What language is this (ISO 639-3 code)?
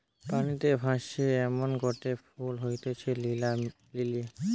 ben